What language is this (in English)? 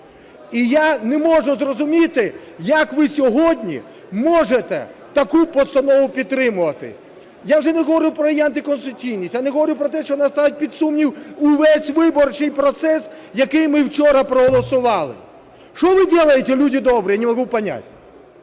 Ukrainian